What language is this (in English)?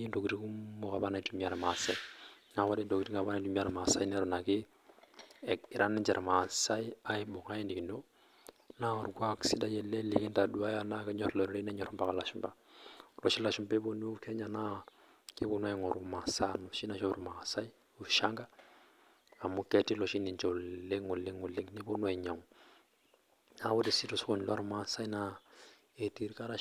Masai